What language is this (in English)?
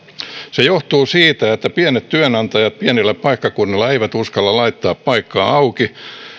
Finnish